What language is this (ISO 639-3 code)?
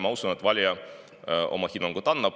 est